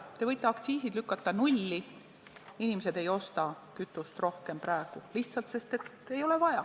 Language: Estonian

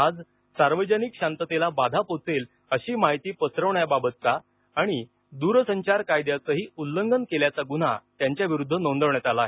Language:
Marathi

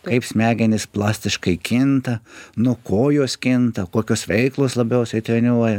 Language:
Lithuanian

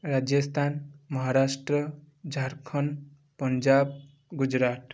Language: Odia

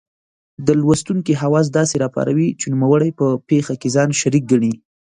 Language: Pashto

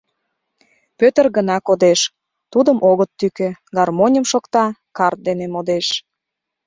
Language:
Mari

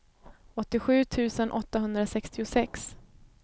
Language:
Swedish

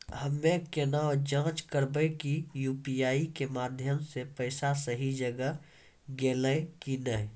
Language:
Maithili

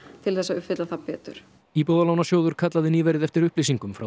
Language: Icelandic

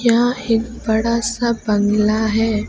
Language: Hindi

